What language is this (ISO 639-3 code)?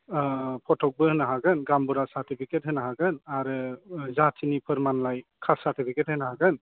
brx